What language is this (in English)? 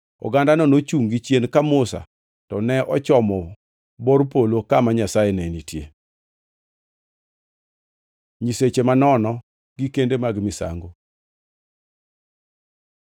Luo (Kenya and Tanzania)